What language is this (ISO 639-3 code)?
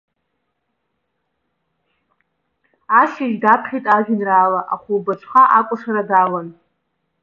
abk